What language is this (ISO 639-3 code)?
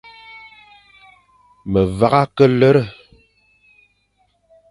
fan